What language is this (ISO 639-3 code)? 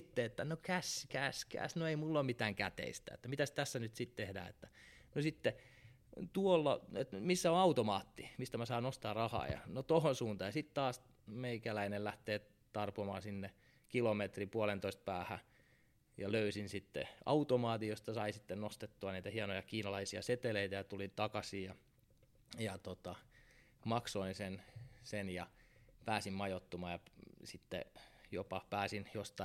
fin